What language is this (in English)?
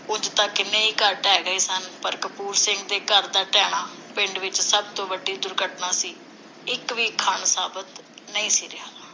Punjabi